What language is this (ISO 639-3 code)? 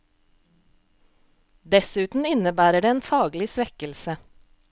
nor